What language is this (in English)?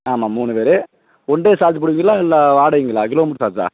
Tamil